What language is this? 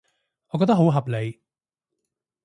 Cantonese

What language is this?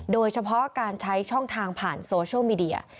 Thai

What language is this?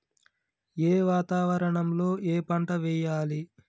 Telugu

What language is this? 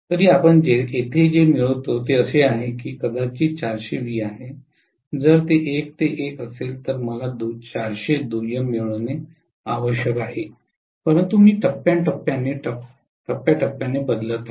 Marathi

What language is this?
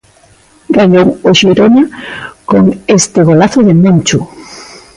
Galician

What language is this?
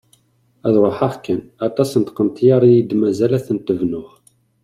Kabyle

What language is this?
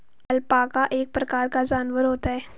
Hindi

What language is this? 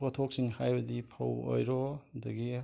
Manipuri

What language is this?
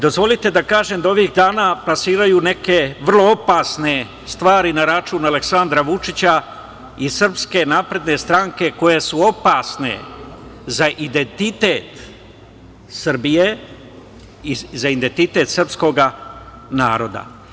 Serbian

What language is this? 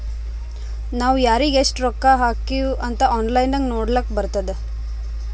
Kannada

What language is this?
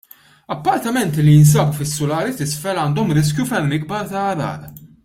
Maltese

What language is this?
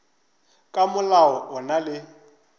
Northern Sotho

